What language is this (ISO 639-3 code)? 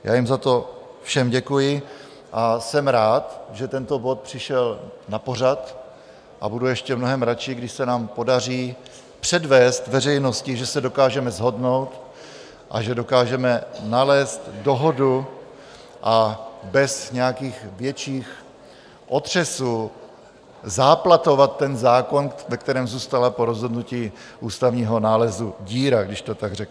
ces